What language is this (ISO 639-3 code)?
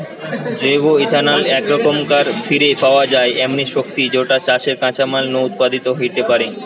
ben